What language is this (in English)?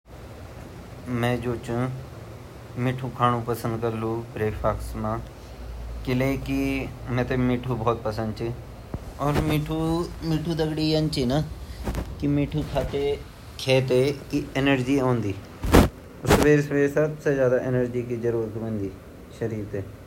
Garhwali